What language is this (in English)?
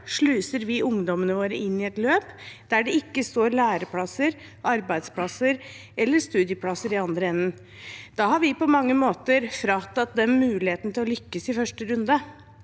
Norwegian